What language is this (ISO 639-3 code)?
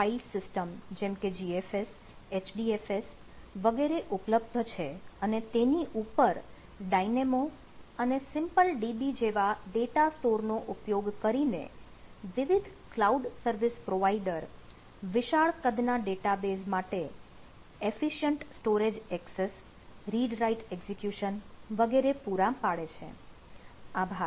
guj